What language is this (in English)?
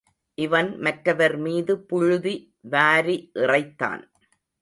Tamil